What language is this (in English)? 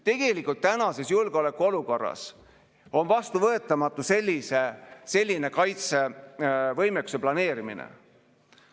Estonian